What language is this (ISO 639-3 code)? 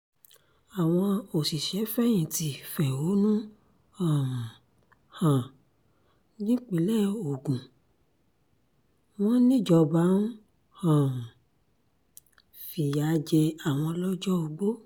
yor